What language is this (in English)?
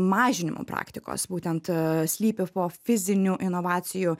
Lithuanian